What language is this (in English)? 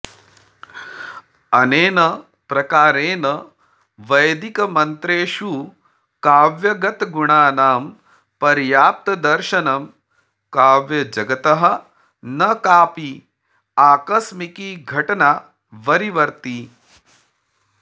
Sanskrit